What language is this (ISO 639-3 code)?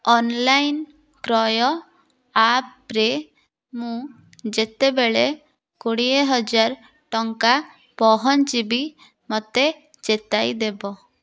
ori